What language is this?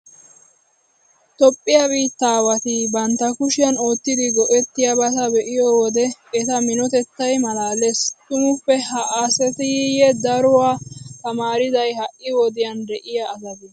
Wolaytta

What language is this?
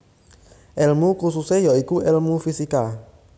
Javanese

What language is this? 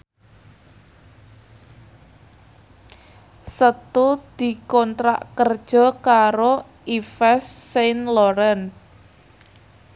Javanese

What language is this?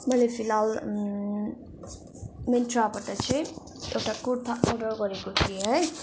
Nepali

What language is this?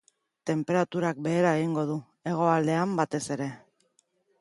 Basque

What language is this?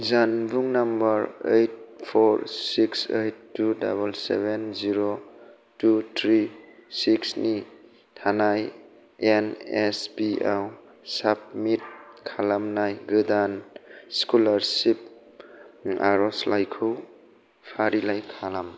Bodo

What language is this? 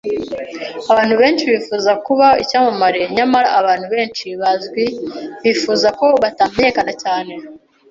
Kinyarwanda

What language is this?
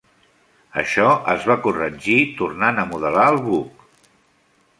Catalan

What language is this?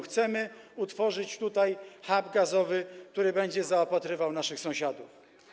Polish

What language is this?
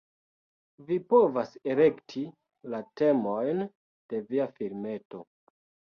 Esperanto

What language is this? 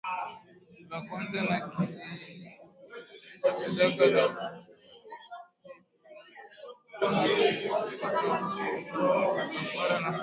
Swahili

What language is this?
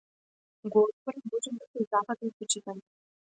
Macedonian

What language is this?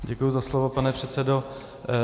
Czech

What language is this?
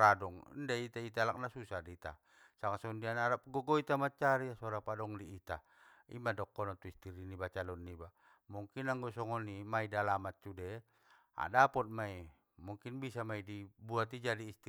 Batak Mandailing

